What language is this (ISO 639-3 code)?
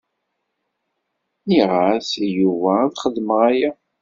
kab